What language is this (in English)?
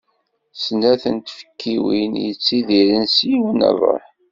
Kabyle